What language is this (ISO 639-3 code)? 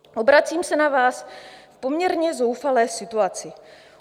ces